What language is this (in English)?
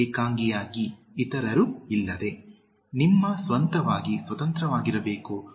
Kannada